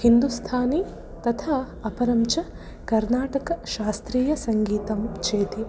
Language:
Sanskrit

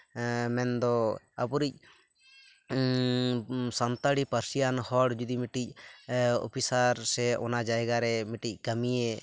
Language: Santali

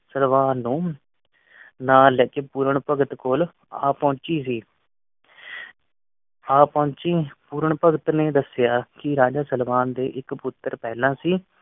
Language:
Punjabi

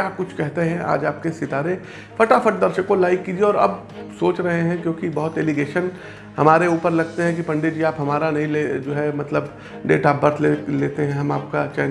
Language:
Hindi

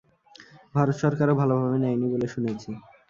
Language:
Bangla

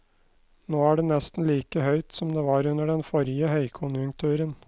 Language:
Norwegian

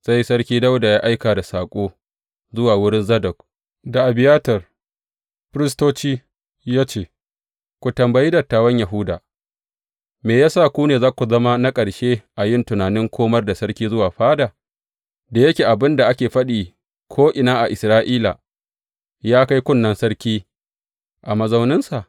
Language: Hausa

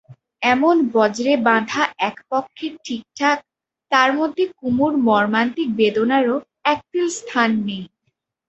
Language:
Bangla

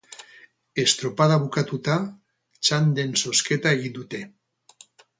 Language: Basque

